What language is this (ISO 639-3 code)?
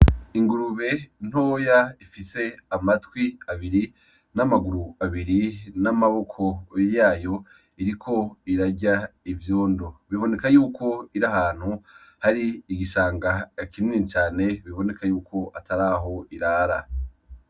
run